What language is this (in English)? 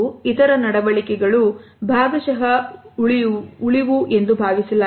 Kannada